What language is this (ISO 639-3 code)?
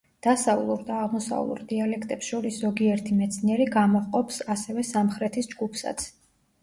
kat